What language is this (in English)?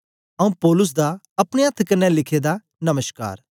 Dogri